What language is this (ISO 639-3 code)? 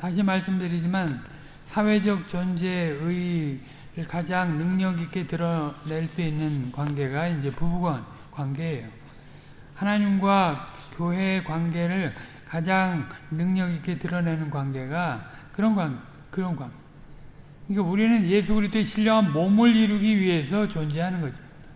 kor